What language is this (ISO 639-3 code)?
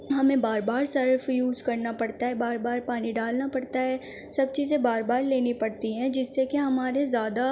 urd